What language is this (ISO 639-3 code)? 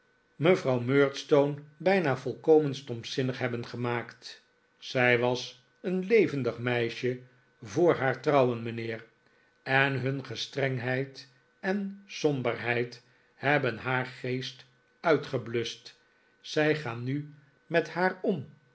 nld